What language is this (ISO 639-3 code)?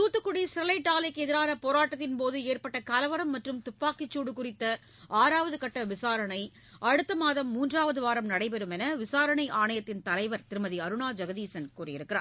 tam